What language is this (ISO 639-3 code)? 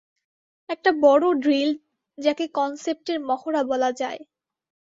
ben